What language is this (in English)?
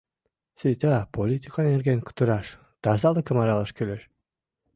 Mari